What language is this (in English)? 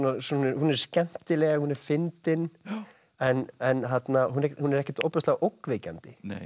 Icelandic